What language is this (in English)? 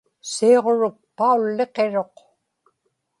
Inupiaq